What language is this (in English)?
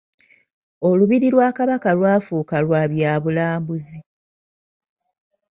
Ganda